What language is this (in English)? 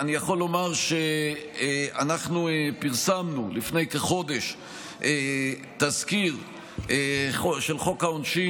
Hebrew